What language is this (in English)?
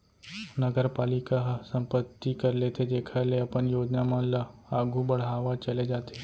Chhattisgarhi